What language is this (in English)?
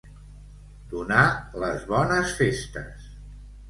Catalan